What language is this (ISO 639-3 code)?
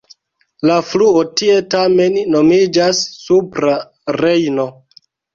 epo